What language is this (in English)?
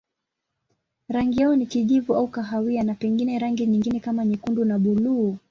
Swahili